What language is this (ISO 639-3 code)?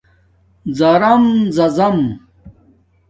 dmk